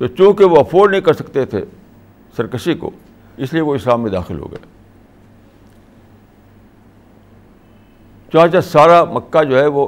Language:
Urdu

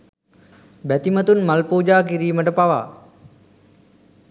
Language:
Sinhala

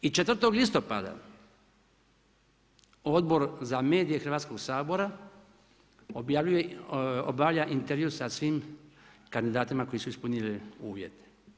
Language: Croatian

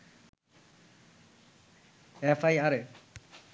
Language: Bangla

